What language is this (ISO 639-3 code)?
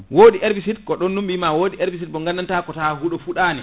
ful